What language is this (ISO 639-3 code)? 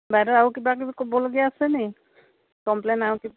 asm